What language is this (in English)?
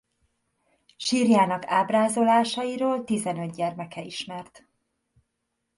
Hungarian